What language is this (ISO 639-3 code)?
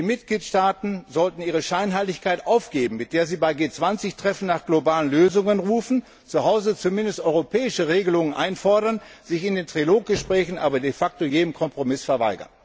deu